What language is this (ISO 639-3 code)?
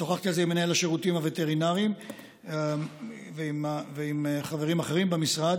heb